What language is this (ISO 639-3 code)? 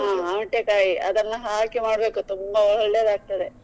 kan